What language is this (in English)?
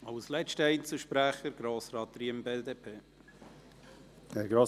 Swiss German